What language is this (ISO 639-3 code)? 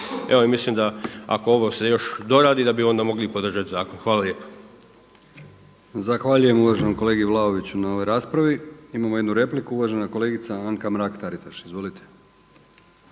hrv